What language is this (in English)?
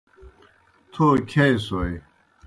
Kohistani Shina